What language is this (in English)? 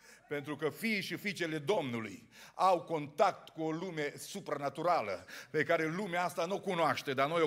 Romanian